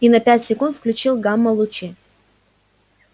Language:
Russian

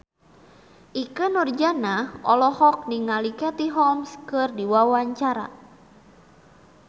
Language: Sundanese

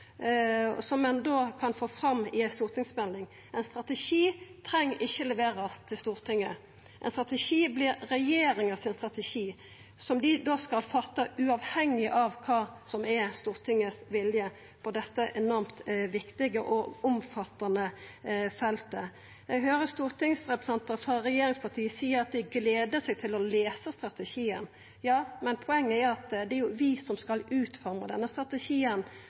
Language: Norwegian Nynorsk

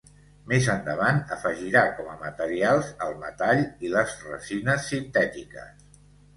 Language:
Catalan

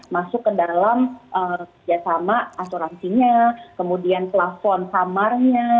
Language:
Indonesian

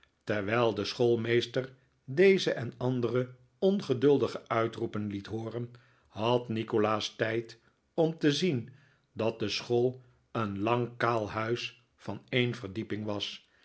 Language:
Dutch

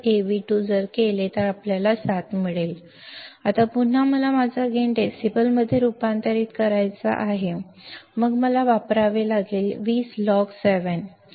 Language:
Marathi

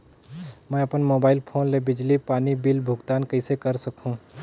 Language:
Chhattisgarhi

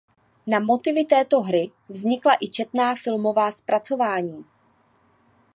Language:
Czech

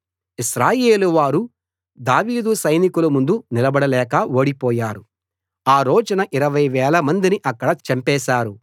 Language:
Telugu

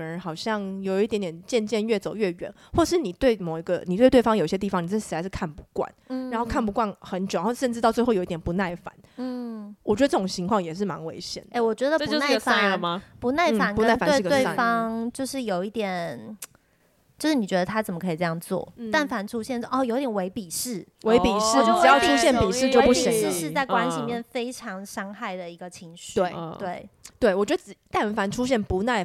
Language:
Chinese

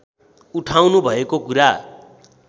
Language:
Nepali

